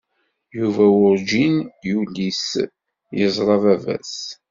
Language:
Kabyle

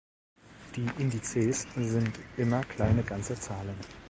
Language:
German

